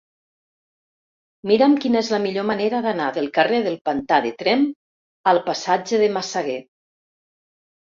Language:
Catalan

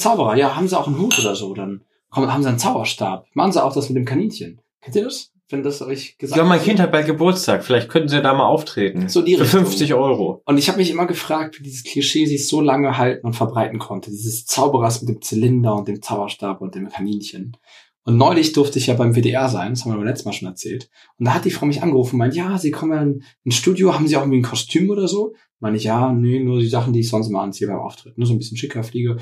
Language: German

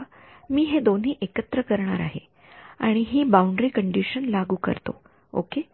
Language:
Marathi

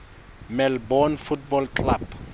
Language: Southern Sotho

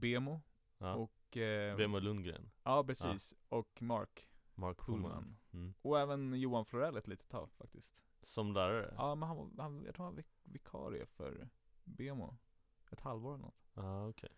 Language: Swedish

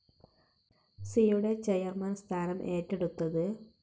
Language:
Malayalam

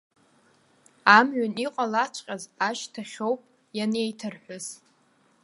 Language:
Abkhazian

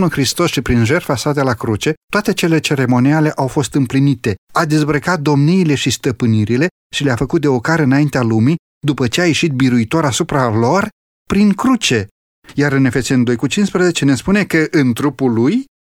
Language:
Romanian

